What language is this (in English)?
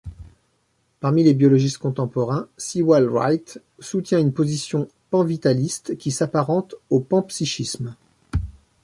French